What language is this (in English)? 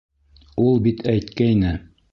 Bashkir